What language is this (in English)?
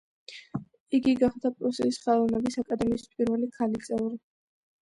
Georgian